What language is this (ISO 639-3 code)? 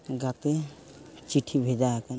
sat